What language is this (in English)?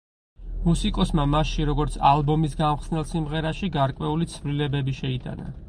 Georgian